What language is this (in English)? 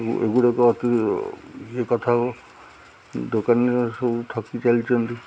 Odia